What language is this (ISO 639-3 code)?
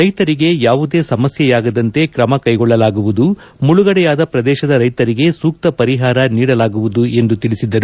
kan